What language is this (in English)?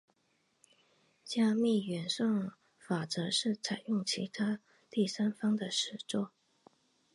Chinese